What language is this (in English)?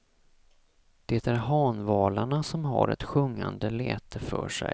Swedish